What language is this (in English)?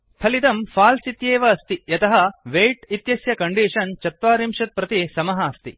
Sanskrit